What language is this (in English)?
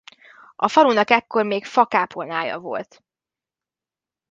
Hungarian